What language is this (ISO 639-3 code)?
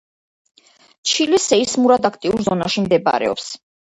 kat